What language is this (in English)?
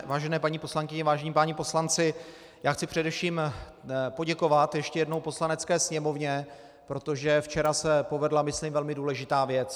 Czech